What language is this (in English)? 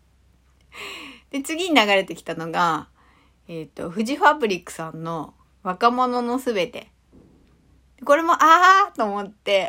Japanese